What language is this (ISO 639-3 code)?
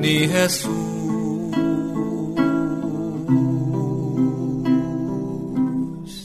fil